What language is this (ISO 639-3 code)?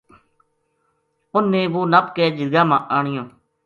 gju